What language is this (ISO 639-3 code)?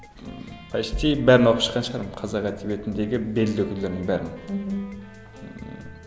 kaz